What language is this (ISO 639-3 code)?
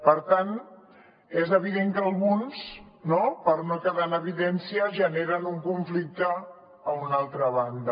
cat